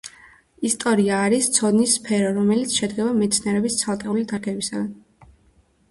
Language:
Georgian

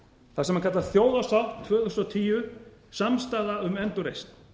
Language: Icelandic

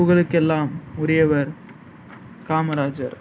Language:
Tamil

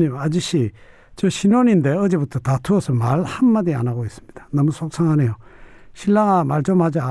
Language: Korean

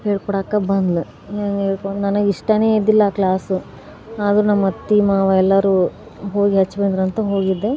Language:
Kannada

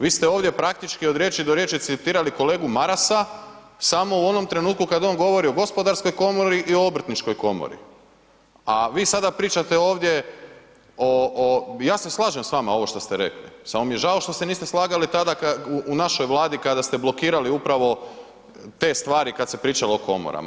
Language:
Croatian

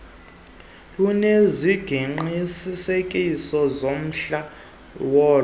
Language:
Xhosa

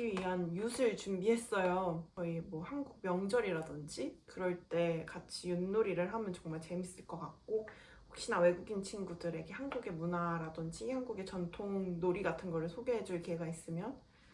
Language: Korean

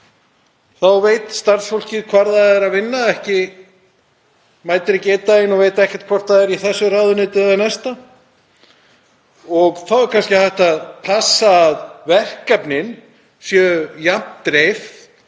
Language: Icelandic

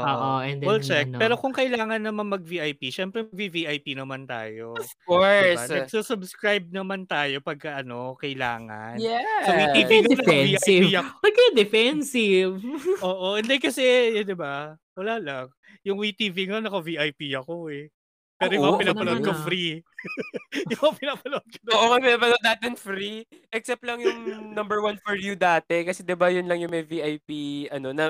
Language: Filipino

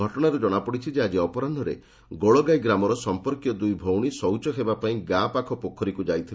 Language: Odia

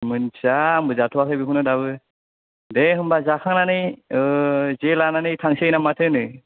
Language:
Bodo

